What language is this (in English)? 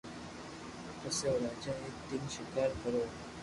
Loarki